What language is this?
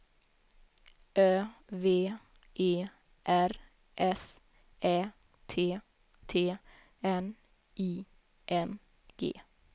Swedish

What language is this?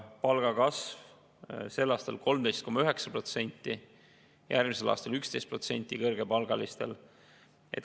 Estonian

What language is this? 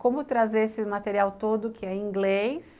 Portuguese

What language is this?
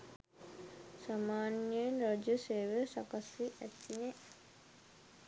Sinhala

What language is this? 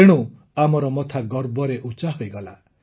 Odia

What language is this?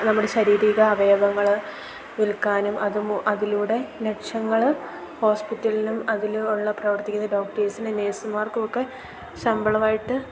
Malayalam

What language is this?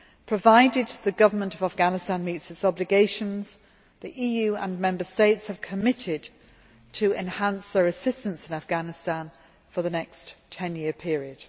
English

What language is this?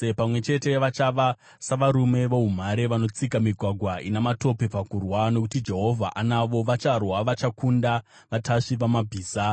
Shona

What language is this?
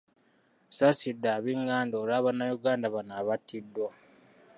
Ganda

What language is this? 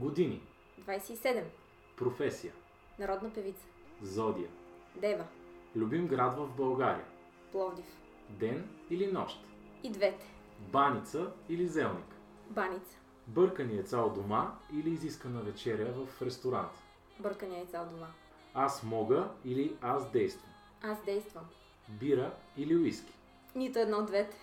Bulgarian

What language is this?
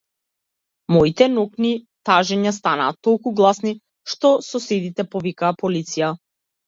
Macedonian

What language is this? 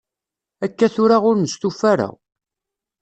Kabyle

